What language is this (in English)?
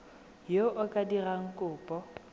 Tswana